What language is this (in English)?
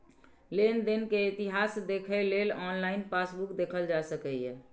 Maithili